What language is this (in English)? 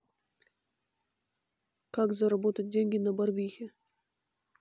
Russian